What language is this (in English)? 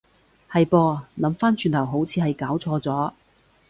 Cantonese